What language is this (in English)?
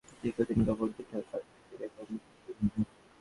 Bangla